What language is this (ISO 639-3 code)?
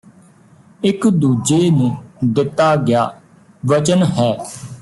pan